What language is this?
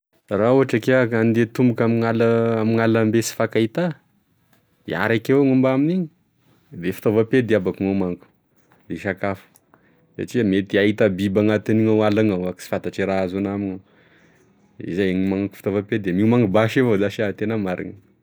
Tesaka Malagasy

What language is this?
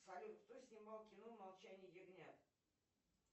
Russian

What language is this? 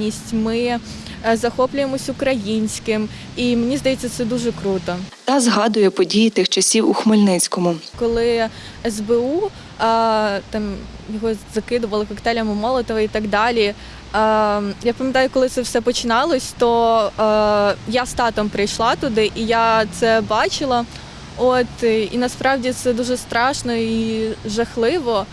Ukrainian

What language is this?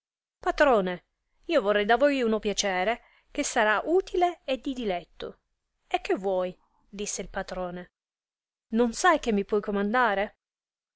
Italian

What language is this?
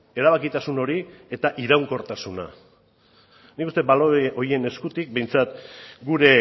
Basque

